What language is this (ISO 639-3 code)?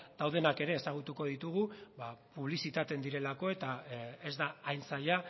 eus